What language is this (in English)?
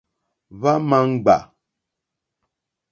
Mokpwe